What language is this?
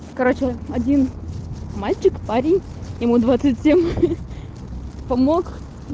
Russian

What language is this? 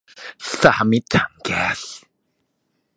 Thai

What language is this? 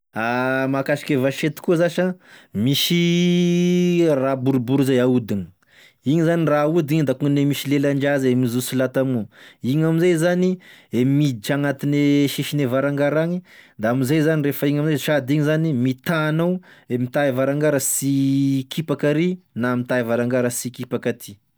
Tesaka Malagasy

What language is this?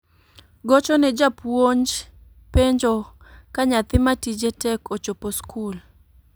Luo (Kenya and Tanzania)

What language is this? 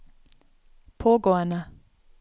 Norwegian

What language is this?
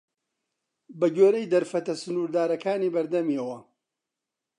Central Kurdish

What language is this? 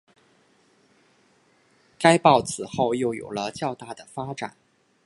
Chinese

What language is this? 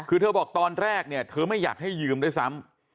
Thai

